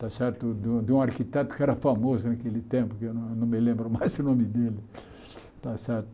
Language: Portuguese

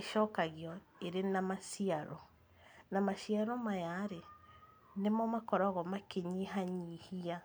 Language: Kikuyu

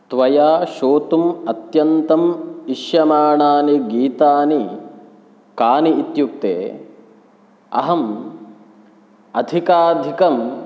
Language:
Sanskrit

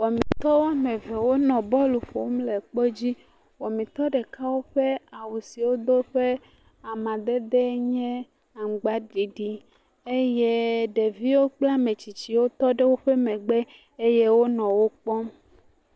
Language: Ewe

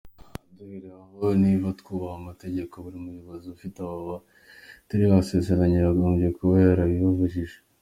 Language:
Kinyarwanda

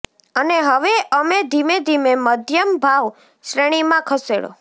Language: Gujarati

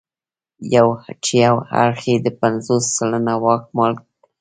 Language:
Pashto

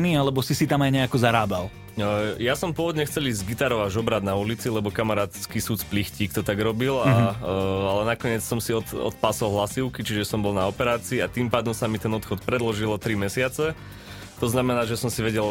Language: Slovak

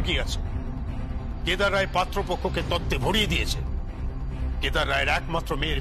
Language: Bangla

